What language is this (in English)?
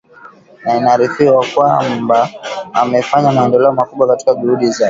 Swahili